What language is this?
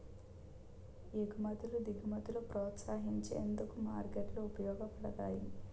Telugu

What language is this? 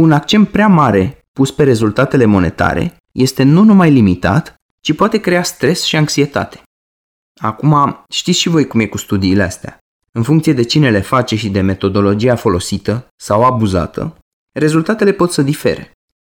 Romanian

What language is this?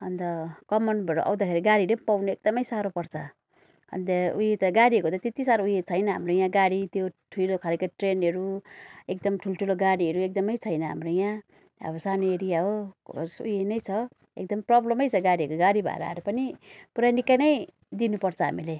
Nepali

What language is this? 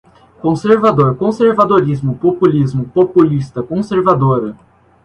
Portuguese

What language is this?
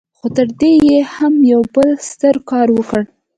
Pashto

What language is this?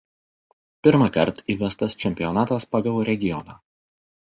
Lithuanian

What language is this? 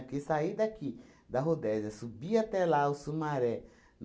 Portuguese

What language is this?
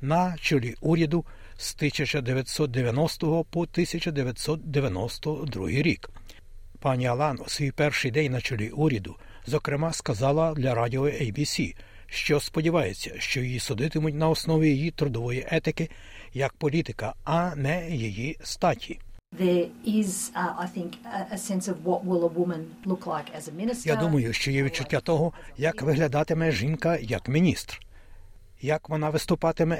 Ukrainian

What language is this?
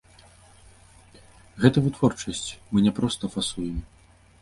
Belarusian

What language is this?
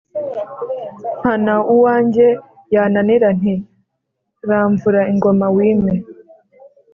Kinyarwanda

